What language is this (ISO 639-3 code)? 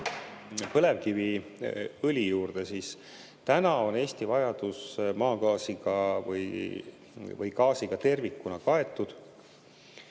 est